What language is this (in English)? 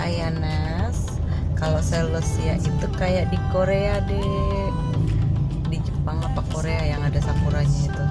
Indonesian